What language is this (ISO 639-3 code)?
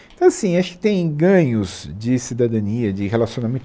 por